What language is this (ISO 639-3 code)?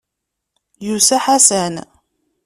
kab